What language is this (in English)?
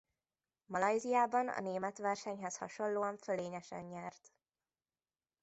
Hungarian